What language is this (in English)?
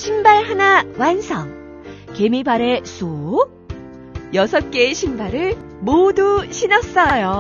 Korean